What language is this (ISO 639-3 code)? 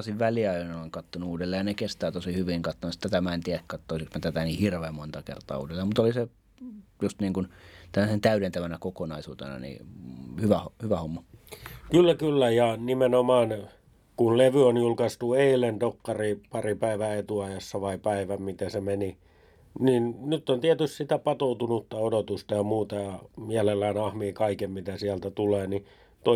fin